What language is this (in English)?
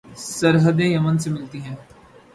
Urdu